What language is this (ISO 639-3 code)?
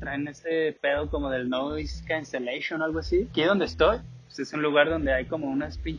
spa